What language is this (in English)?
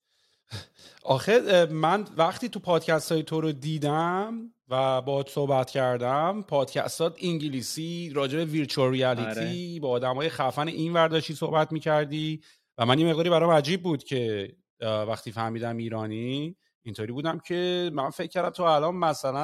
Persian